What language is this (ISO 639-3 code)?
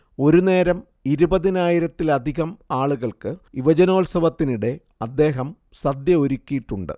mal